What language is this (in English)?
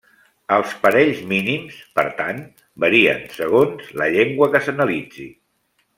Catalan